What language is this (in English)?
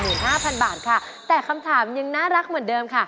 Thai